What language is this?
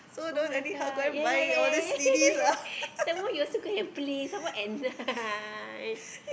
English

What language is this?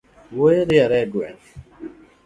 Luo (Kenya and Tanzania)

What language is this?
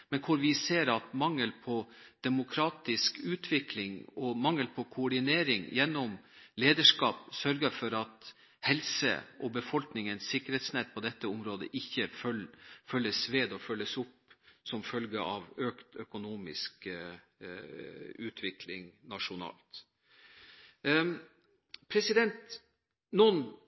Norwegian Bokmål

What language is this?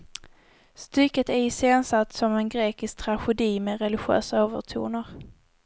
Swedish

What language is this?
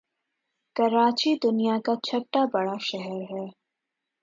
Urdu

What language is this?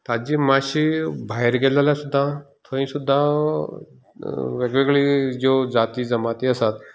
Konkani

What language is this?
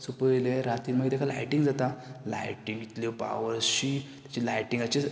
Konkani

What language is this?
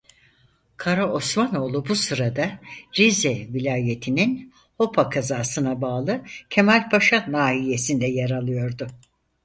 Turkish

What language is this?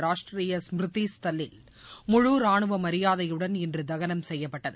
Tamil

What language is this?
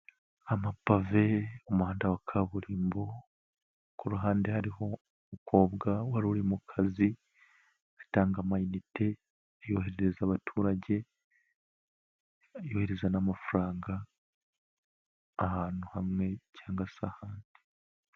Kinyarwanda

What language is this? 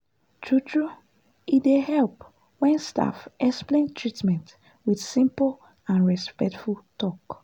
Nigerian Pidgin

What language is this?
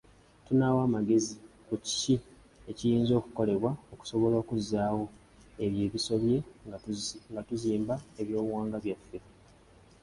Ganda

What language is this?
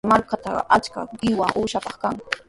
Sihuas Ancash Quechua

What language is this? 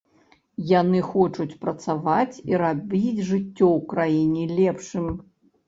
Belarusian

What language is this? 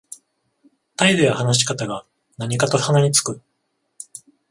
Japanese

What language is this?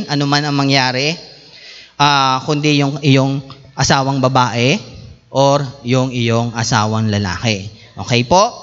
Filipino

